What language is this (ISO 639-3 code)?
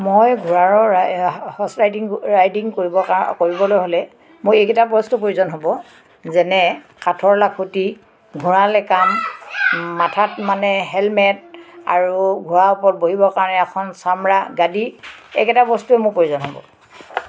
asm